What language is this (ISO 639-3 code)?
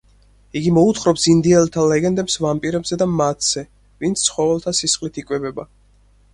kat